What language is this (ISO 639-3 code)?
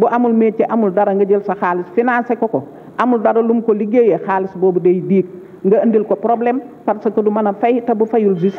ind